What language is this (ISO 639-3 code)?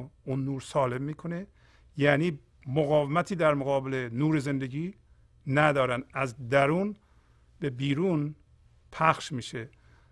fas